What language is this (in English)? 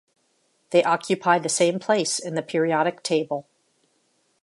English